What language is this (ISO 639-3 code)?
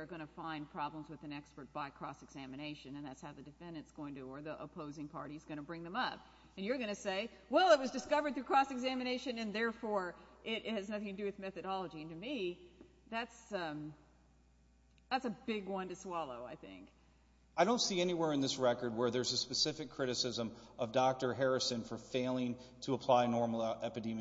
eng